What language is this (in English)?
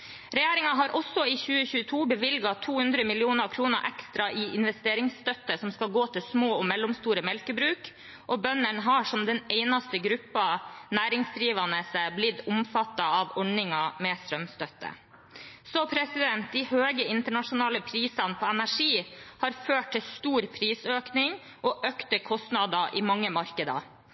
Norwegian Bokmål